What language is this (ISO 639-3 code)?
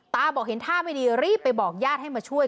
tha